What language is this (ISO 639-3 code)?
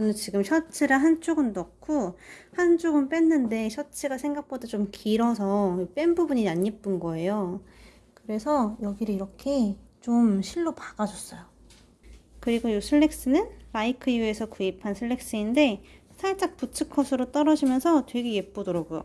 kor